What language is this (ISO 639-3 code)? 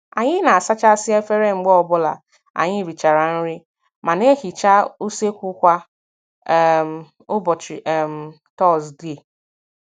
ibo